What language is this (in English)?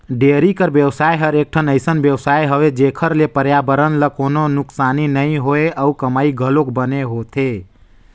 Chhattisgarhi